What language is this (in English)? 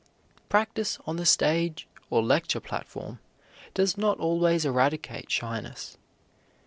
English